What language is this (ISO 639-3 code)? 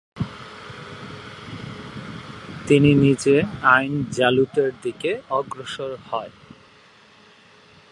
ben